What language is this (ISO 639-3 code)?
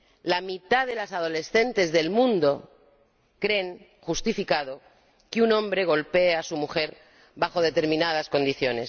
spa